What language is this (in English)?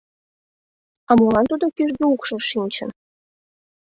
Mari